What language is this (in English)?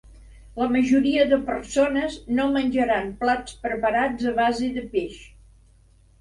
Catalan